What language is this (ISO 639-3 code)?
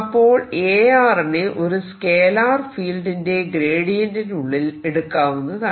mal